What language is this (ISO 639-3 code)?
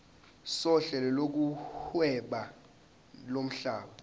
zul